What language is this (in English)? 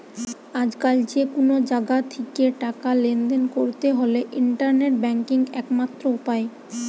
Bangla